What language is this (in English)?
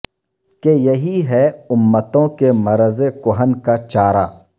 Urdu